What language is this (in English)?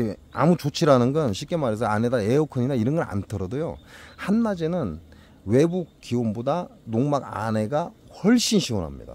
Korean